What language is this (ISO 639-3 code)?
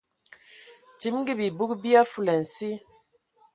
ewo